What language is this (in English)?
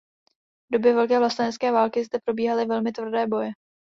Czech